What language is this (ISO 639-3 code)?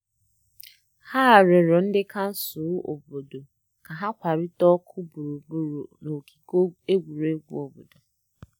ibo